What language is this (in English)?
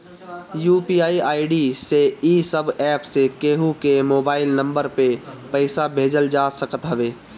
Bhojpuri